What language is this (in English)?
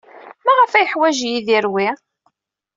Kabyle